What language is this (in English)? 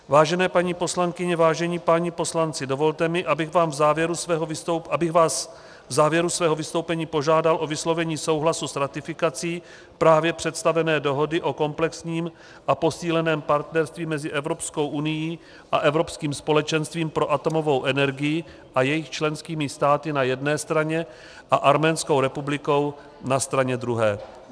Czech